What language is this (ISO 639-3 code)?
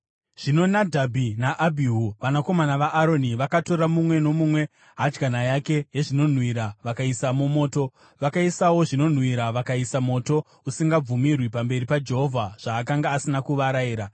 sna